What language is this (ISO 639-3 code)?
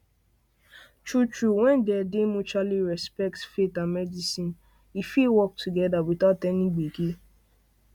pcm